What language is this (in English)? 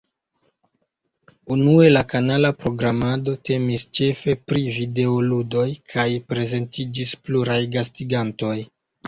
Esperanto